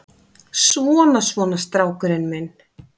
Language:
Icelandic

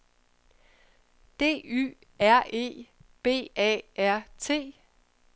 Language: Danish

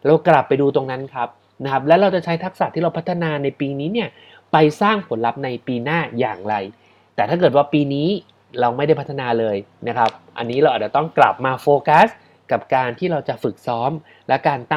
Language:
Thai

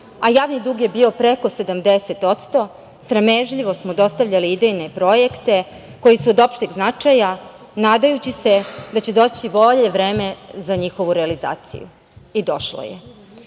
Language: Serbian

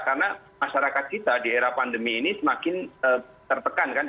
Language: Indonesian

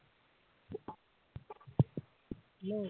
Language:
Assamese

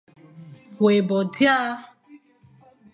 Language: Fang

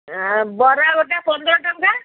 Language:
Odia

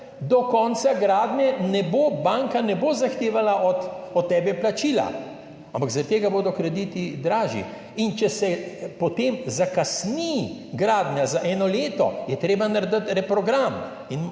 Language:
Slovenian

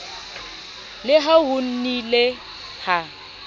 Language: Southern Sotho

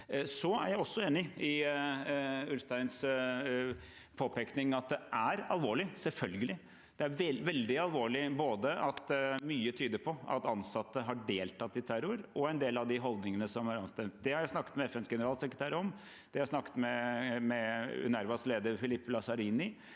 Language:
Norwegian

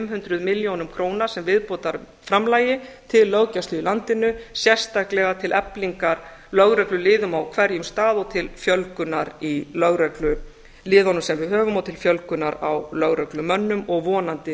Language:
Icelandic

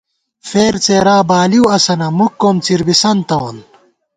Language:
Gawar-Bati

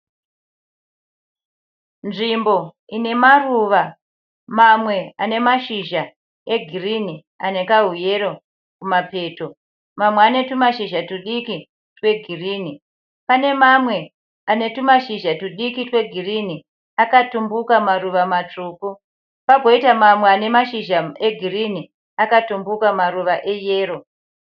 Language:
Shona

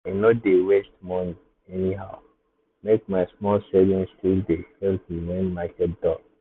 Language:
Nigerian Pidgin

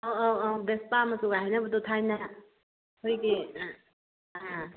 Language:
Manipuri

